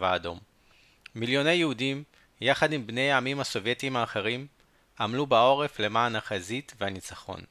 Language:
Hebrew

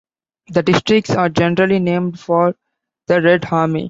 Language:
English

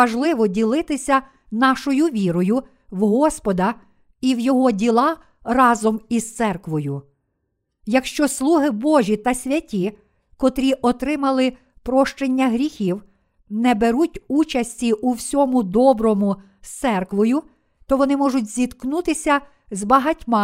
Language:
Ukrainian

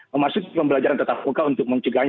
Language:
Indonesian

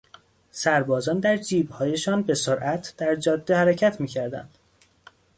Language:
Persian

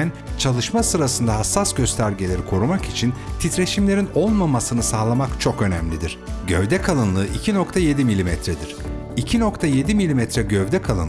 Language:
Turkish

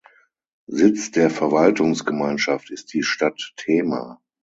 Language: German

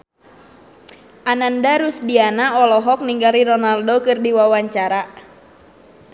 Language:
Sundanese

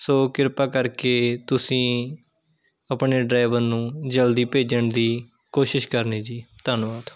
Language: Punjabi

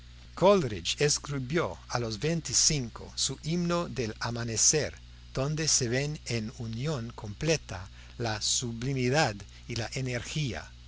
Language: Spanish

